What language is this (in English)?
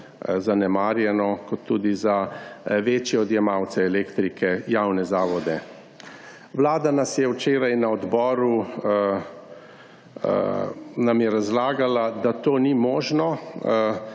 Slovenian